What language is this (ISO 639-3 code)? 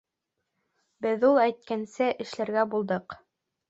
bak